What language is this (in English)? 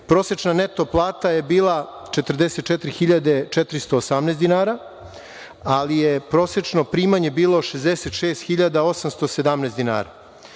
Serbian